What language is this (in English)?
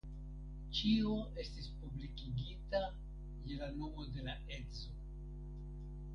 Esperanto